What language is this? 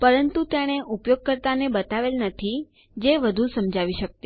Gujarati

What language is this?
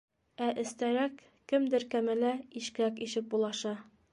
Bashkir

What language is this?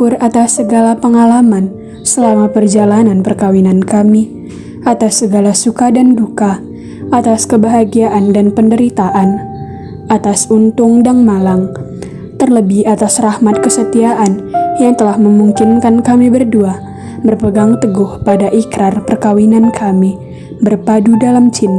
Indonesian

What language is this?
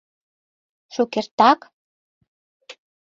Mari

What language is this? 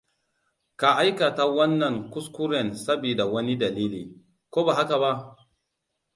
Hausa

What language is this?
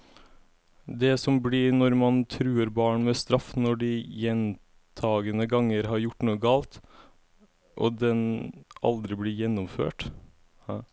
Norwegian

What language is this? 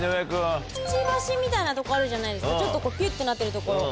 Japanese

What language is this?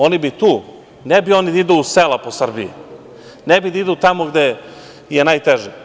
Serbian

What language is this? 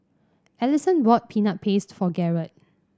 English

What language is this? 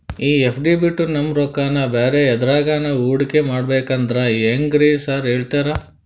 Kannada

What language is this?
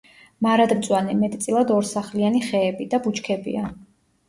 Georgian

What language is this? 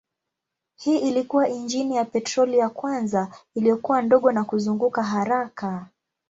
Swahili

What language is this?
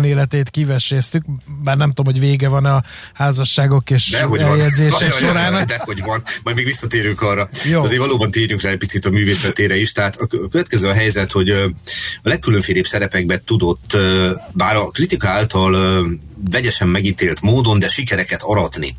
Hungarian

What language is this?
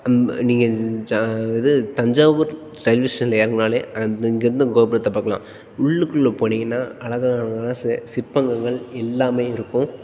Tamil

